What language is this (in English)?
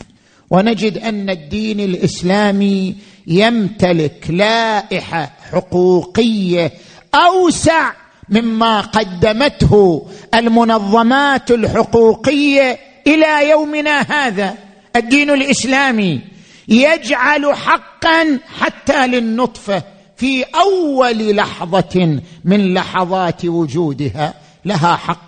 Arabic